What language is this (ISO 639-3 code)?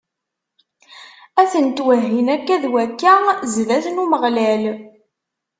kab